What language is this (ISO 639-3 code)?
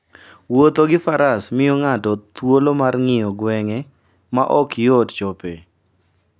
luo